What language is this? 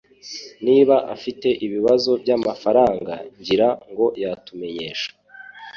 Kinyarwanda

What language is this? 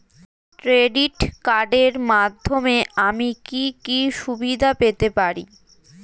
Bangla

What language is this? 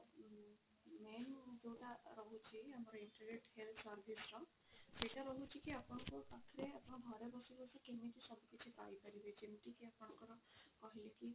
Odia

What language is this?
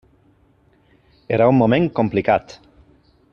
Catalan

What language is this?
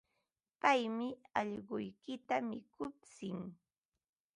Ambo-Pasco Quechua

